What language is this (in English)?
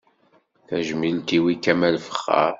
Kabyle